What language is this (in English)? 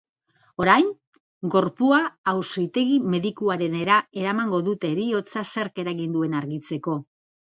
Basque